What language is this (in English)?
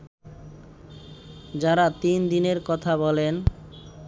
Bangla